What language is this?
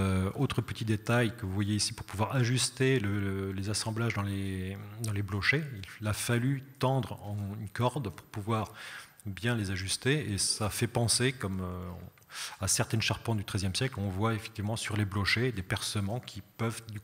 French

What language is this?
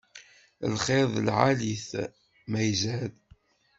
Kabyle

